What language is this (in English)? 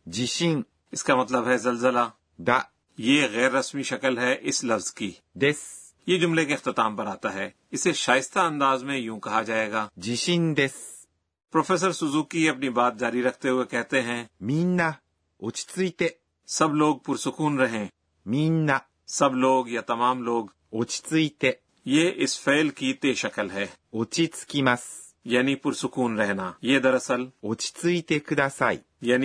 Urdu